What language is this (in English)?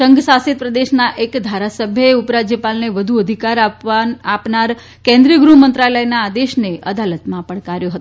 Gujarati